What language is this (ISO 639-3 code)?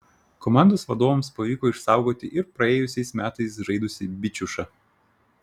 lit